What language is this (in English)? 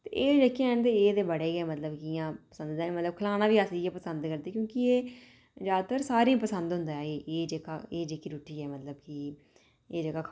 Dogri